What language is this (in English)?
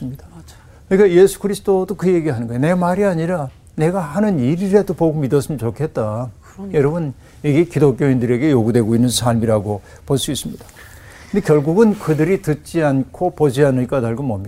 Korean